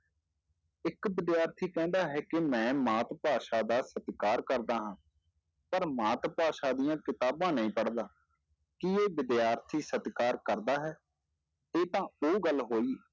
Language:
Punjabi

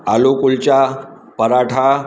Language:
Sindhi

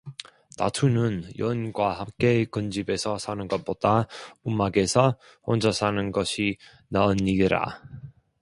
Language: Korean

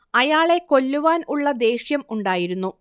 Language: Malayalam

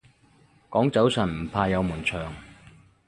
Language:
Cantonese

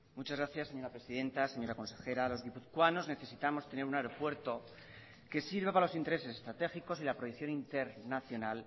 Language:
Spanish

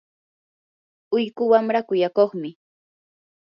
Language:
Yanahuanca Pasco Quechua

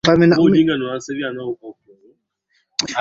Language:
Swahili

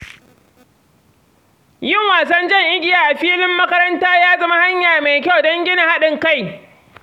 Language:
Hausa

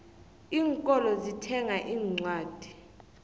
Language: South Ndebele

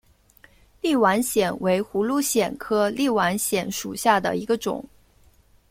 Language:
Chinese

